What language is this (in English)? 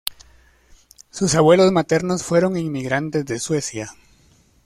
Spanish